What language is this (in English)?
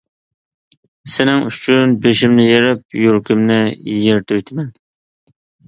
Uyghur